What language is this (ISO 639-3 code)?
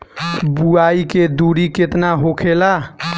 bho